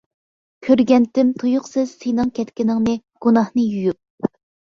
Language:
Uyghur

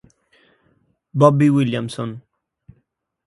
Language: Italian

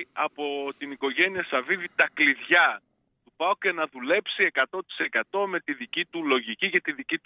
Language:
Greek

